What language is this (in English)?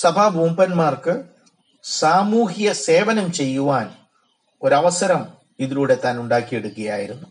Malayalam